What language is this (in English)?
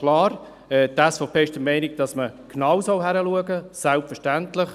Swiss German